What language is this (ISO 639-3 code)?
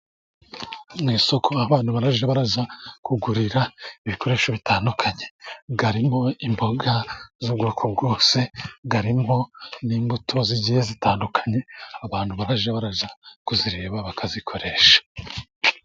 kin